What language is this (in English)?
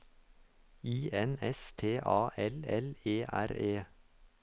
Norwegian